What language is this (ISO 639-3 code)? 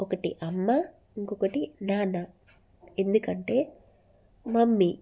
tel